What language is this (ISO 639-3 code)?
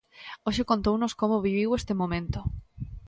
glg